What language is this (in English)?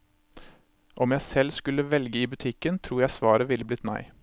Norwegian